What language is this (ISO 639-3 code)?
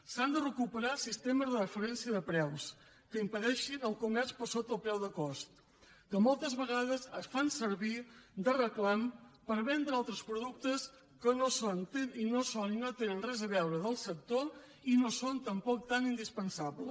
cat